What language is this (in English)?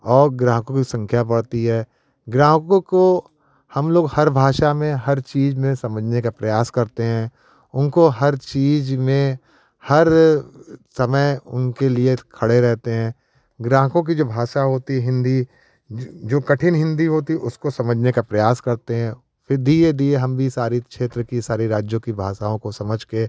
Hindi